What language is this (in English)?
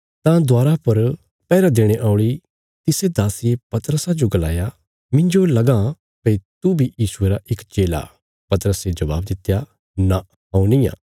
Bilaspuri